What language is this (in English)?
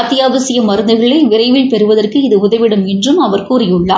Tamil